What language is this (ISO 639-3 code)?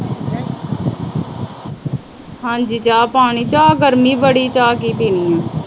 pan